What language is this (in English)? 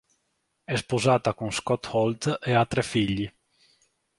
Italian